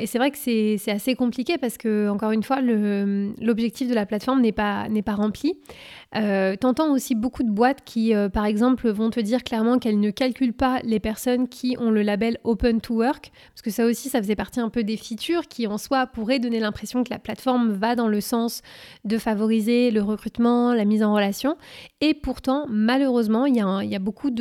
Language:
French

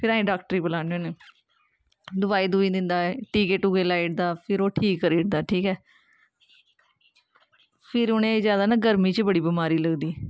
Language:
Dogri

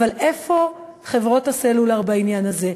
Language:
Hebrew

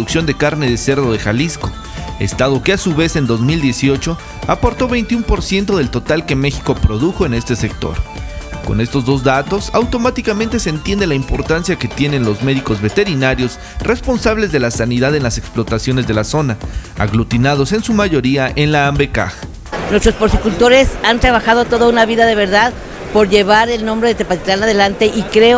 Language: Spanish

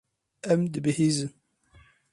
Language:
Kurdish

